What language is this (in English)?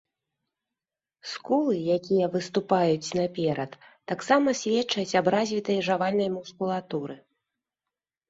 Belarusian